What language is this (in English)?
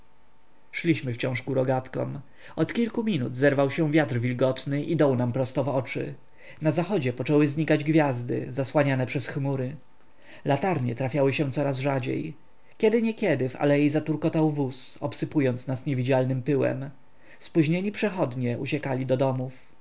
Polish